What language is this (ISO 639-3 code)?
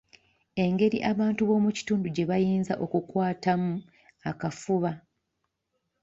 lug